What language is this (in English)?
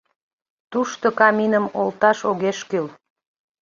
Mari